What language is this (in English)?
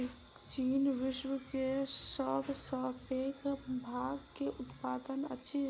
Maithili